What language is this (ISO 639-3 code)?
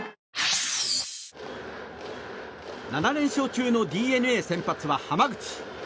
jpn